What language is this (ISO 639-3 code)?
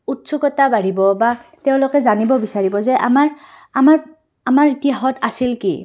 asm